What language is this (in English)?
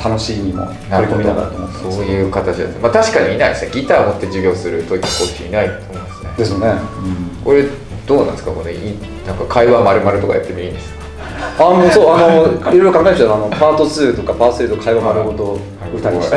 Japanese